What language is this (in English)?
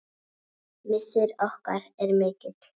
Icelandic